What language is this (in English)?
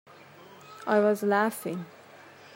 English